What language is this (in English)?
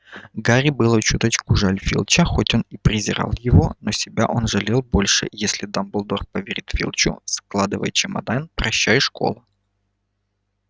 Russian